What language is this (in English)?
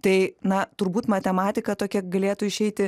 Lithuanian